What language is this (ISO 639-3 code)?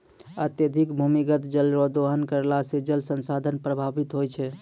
mai